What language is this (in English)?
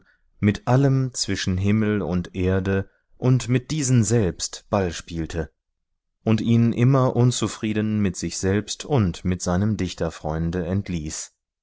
German